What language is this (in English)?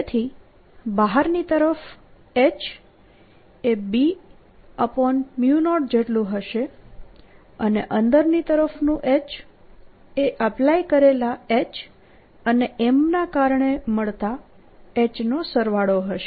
Gujarati